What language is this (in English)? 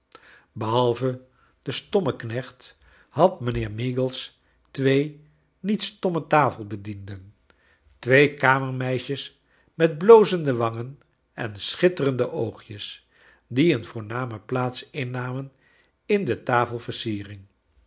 Dutch